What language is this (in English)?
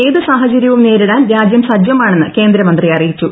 Malayalam